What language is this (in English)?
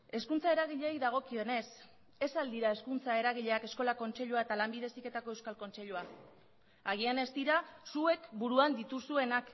Basque